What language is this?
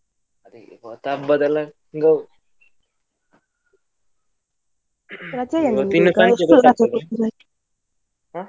Kannada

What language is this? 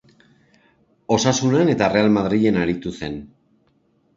Basque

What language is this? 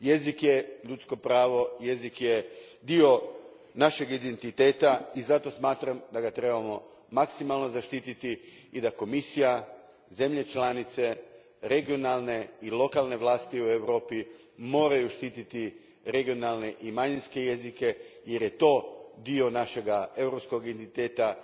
Croatian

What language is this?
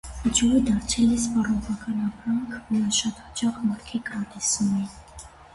Armenian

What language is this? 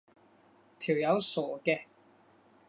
Cantonese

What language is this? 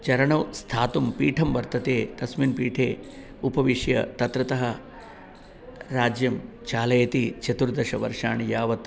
Sanskrit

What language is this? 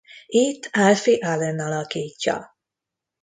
Hungarian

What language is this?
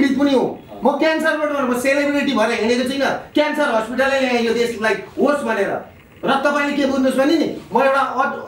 Korean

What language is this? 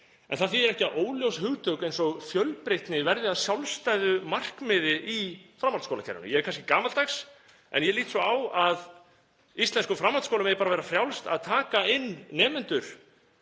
Icelandic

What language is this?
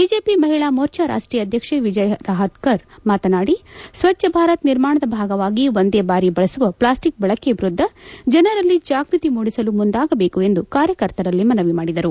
Kannada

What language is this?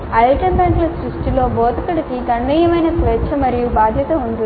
Telugu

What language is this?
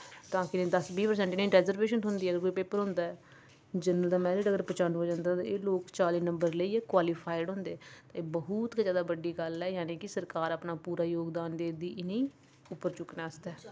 Dogri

